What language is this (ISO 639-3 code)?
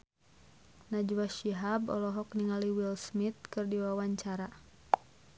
sun